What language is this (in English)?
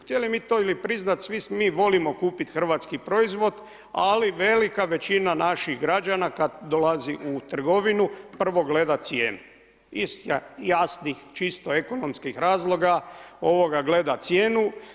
Croatian